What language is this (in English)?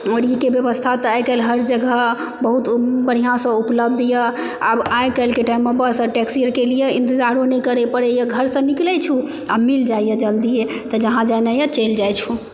Maithili